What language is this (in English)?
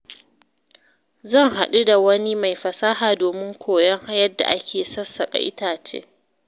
Hausa